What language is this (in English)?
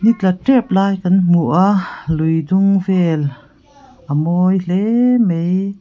Mizo